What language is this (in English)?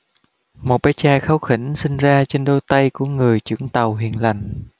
Vietnamese